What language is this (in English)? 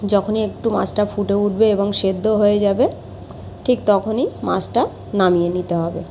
Bangla